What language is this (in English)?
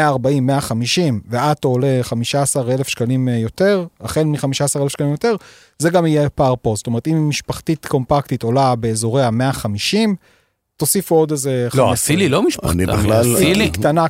Hebrew